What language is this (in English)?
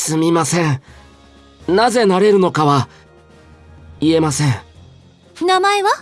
Japanese